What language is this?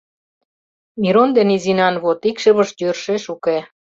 Mari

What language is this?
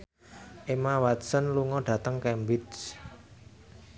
Javanese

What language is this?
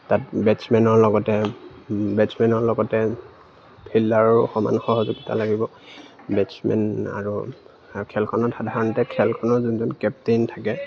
Assamese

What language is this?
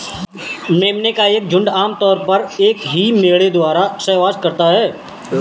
Hindi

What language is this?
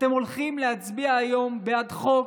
Hebrew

